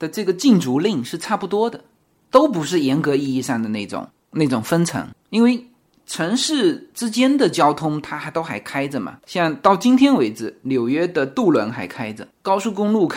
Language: Chinese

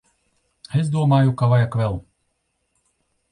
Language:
Latvian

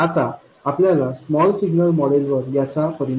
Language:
Marathi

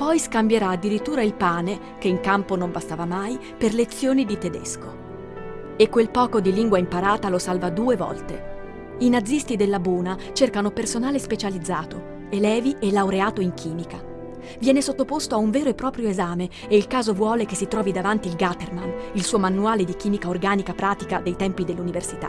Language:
Italian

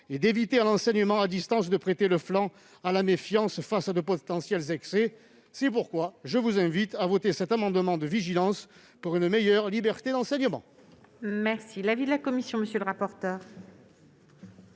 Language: French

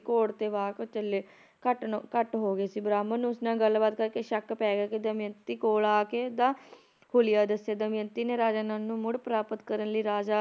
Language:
Punjabi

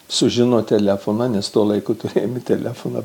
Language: Lithuanian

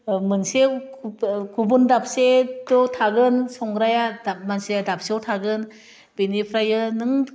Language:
Bodo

